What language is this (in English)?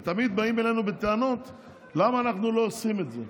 Hebrew